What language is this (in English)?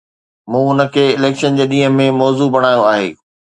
Sindhi